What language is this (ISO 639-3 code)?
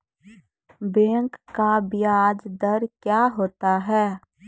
mai